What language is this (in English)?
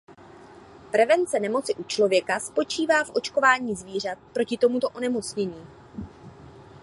Czech